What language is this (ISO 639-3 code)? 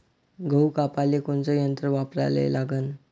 mar